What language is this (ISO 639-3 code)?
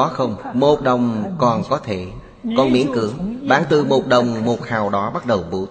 vie